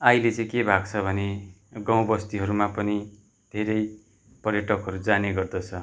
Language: Nepali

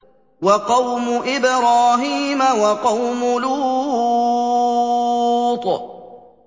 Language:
Arabic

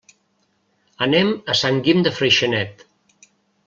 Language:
Catalan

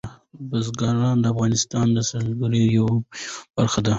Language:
Pashto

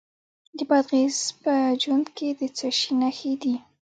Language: Pashto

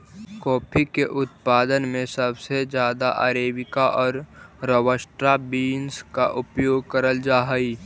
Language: Magahi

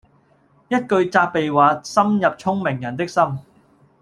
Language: Cantonese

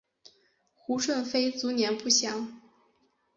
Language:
Chinese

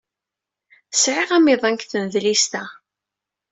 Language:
Kabyle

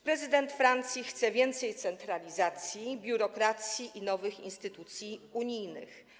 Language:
Polish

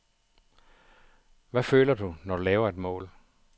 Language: Danish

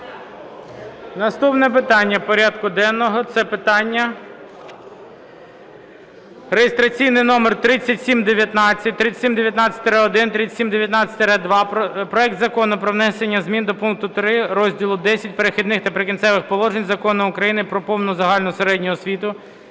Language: Ukrainian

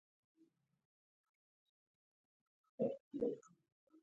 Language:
Pashto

